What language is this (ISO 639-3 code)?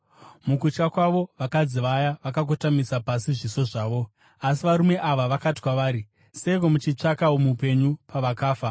sna